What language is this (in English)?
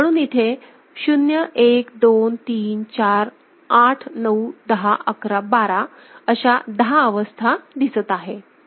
Marathi